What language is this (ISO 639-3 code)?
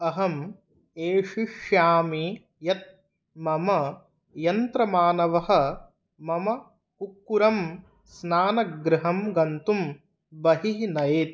san